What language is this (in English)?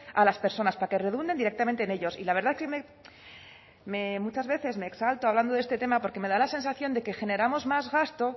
Spanish